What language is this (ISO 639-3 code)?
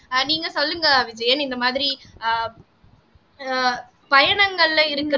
tam